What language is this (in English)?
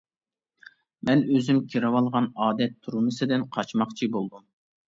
Uyghur